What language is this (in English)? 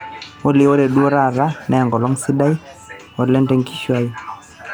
Masai